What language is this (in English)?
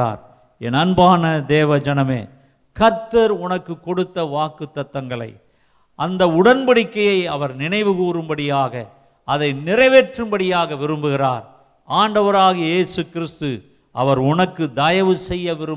Tamil